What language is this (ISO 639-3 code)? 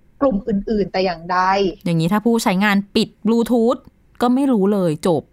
tha